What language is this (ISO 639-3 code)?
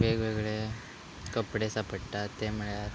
kok